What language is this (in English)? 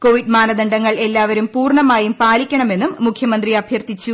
Malayalam